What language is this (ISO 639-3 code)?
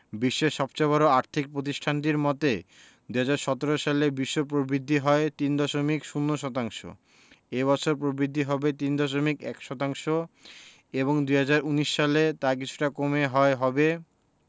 ben